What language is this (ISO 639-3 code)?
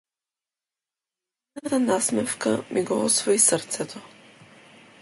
mkd